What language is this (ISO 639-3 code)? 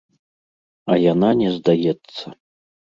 bel